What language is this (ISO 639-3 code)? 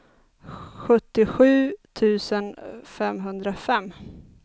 swe